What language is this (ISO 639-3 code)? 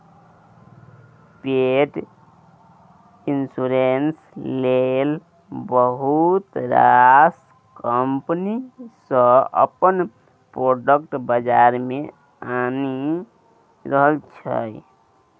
mai